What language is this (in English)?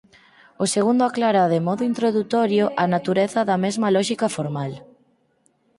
Galician